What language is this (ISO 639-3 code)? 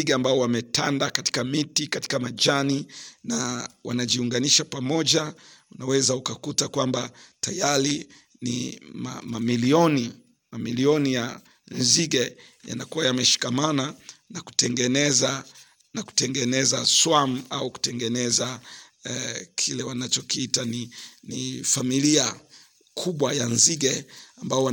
swa